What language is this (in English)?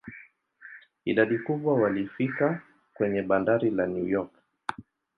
Swahili